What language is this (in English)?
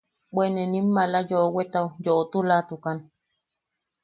Yaqui